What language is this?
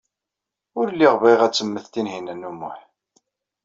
Kabyle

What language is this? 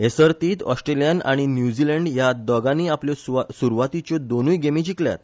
Konkani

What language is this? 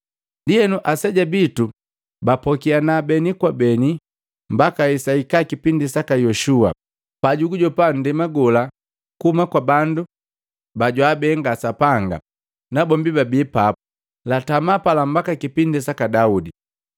Matengo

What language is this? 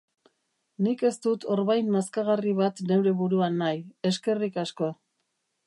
Basque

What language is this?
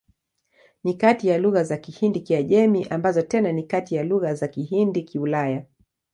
Swahili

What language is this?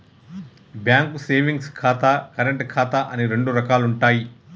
Telugu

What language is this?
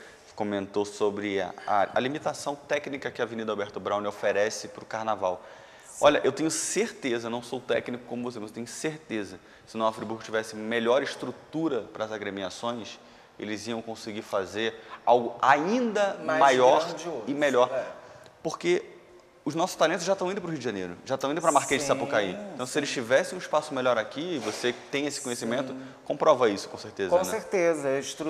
Portuguese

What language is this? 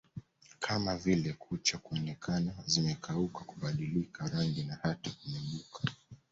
Swahili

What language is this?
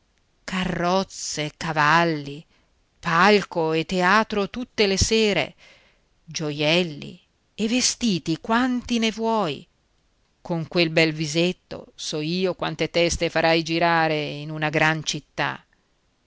Italian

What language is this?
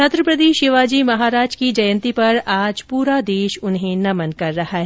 Hindi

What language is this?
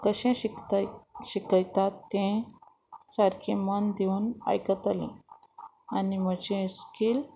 Konkani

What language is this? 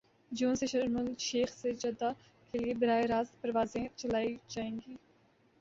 Urdu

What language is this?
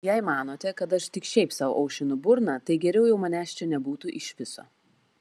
Lithuanian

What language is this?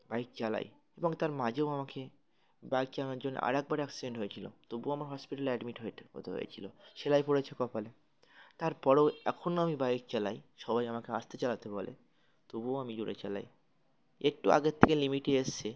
Bangla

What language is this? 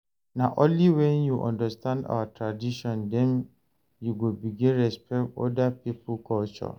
Nigerian Pidgin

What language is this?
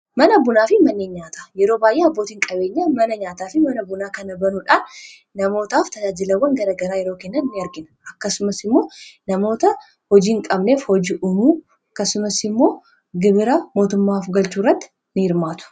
Oromo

